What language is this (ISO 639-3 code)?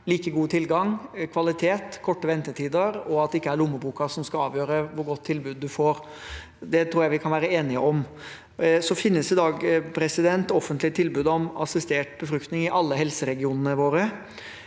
nor